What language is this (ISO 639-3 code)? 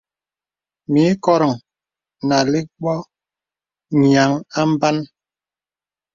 beb